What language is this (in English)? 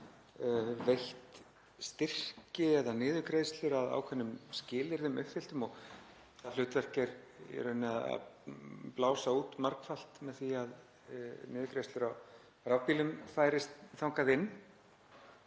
Icelandic